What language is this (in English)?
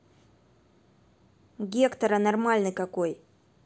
Russian